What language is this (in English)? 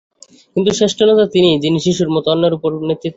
Bangla